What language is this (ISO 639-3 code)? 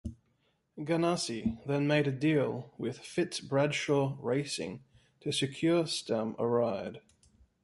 eng